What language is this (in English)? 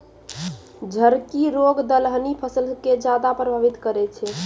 Maithili